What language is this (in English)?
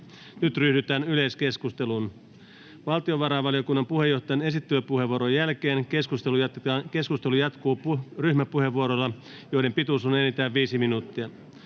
Finnish